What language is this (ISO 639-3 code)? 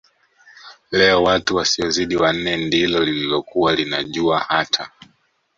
swa